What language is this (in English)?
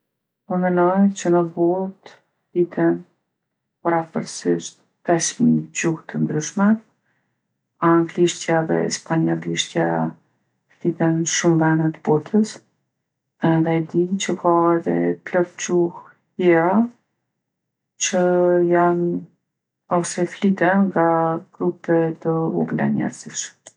Gheg Albanian